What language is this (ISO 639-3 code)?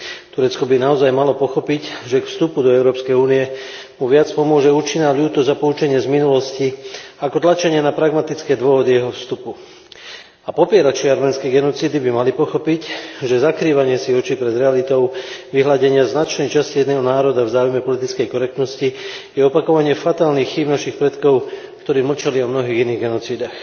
slk